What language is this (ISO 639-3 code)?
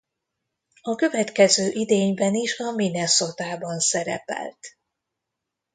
hun